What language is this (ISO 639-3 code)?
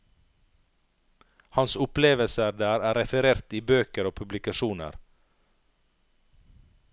nor